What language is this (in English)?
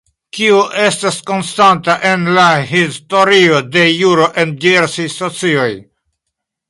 Esperanto